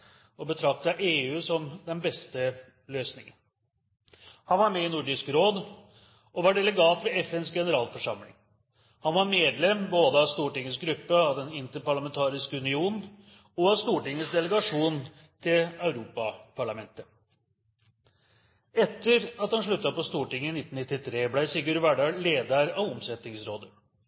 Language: Norwegian Bokmål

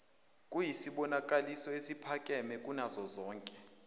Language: Zulu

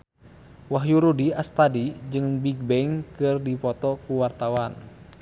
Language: Sundanese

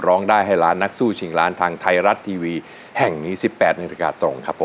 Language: Thai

